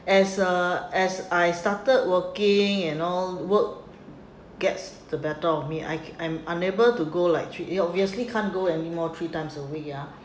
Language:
English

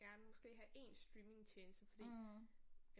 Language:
Danish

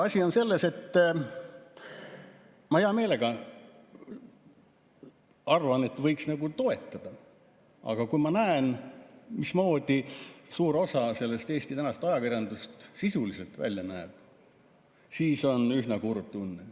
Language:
Estonian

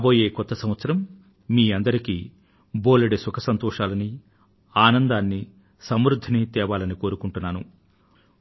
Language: Telugu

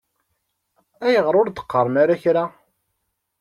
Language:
Kabyle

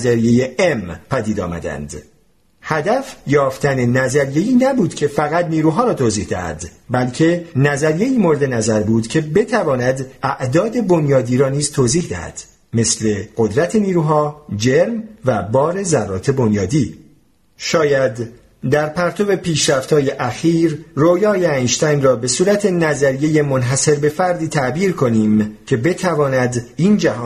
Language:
Persian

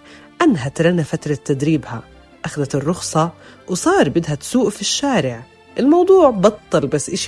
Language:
Arabic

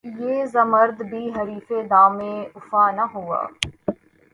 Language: Urdu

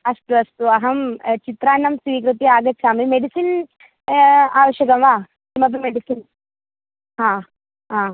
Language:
Sanskrit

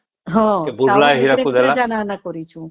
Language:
Odia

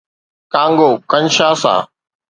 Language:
Sindhi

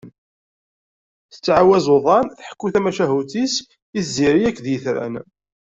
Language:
Kabyle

